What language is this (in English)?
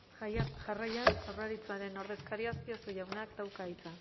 Basque